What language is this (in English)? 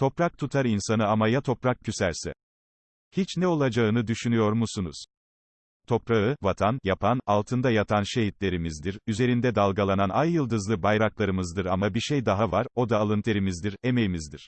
Turkish